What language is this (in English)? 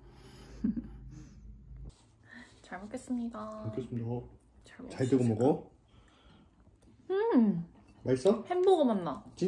Korean